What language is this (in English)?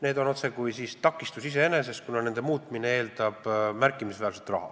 Estonian